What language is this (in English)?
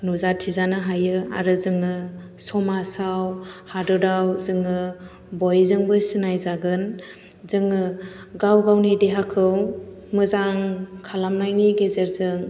Bodo